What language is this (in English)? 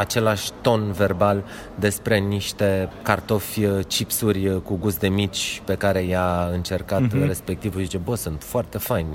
Romanian